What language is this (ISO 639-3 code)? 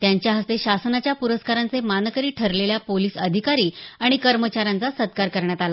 mar